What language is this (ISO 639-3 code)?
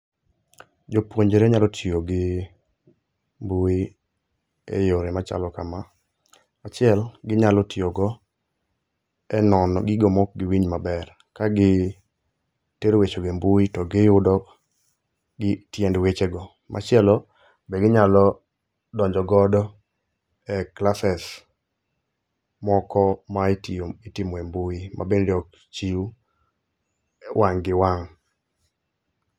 luo